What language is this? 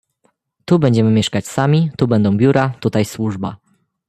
Polish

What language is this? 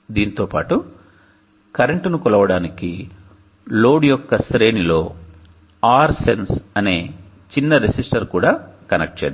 Telugu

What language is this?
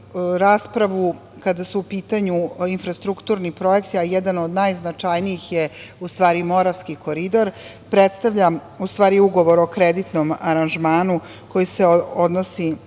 Serbian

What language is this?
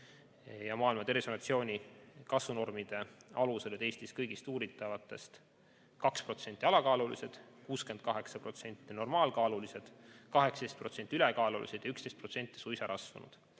Estonian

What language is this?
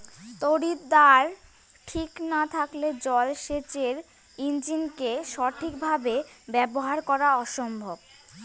Bangla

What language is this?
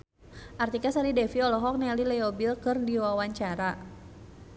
Sundanese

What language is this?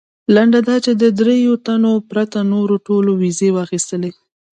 Pashto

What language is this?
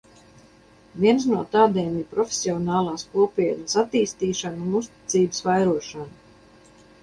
Latvian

